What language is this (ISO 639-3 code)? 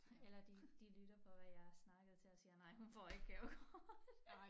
dan